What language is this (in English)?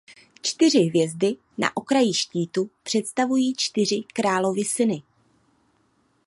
Czech